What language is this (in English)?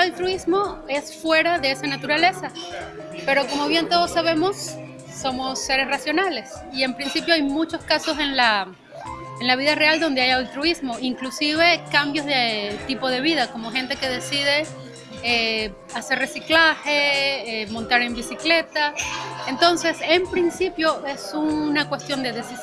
Spanish